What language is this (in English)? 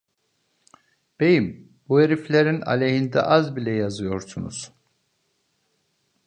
Turkish